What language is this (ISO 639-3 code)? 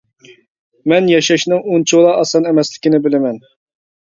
uig